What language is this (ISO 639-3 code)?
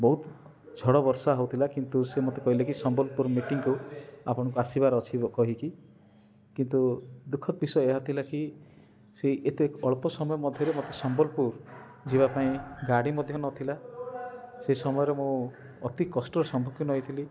ori